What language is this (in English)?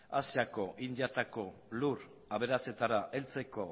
Basque